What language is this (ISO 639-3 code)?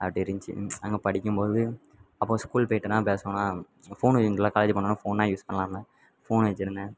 tam